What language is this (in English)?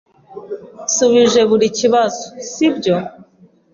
Kinyarwanda